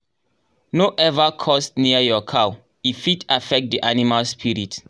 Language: Nigerian Pidgin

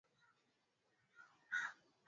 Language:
Swahili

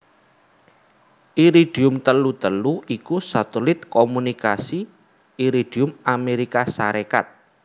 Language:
Javanese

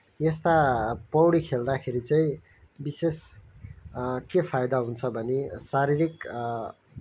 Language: Nepali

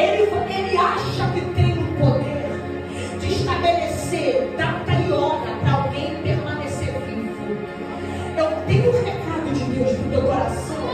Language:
Portuguese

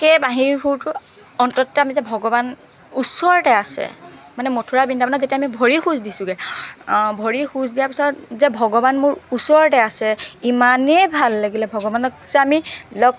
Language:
Assamese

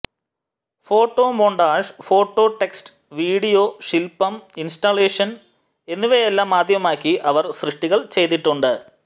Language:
Malayalam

